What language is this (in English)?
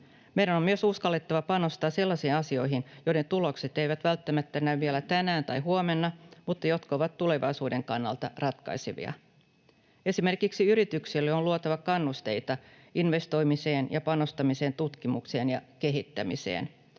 Finnish